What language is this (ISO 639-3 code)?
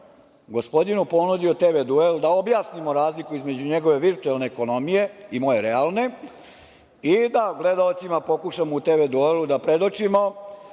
srp